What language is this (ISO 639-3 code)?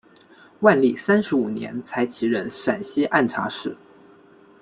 zho